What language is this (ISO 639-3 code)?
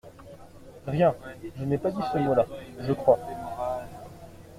fra